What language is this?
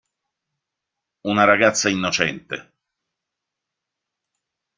Italian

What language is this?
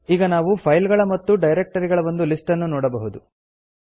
Kannada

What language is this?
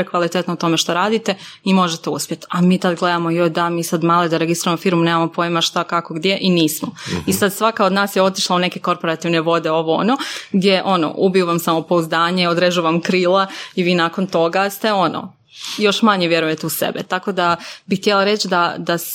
Croatian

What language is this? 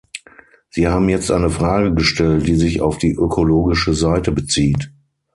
German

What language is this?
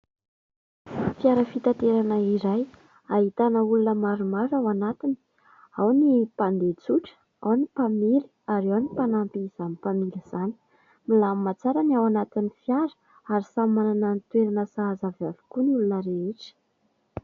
Malagasy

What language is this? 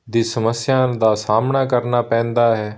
Punjabi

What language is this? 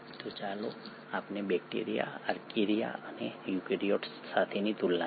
Gujarati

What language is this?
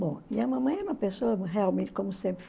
Portuguese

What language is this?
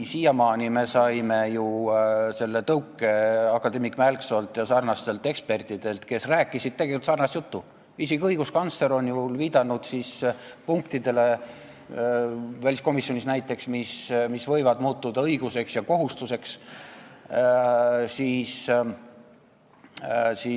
Estonian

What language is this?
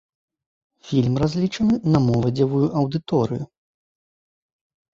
Belarusian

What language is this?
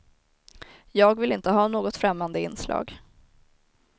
Swedish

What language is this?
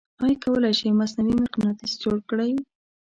Pashto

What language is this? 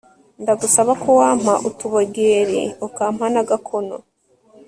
Kinyarwanda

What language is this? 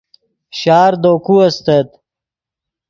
Yidgha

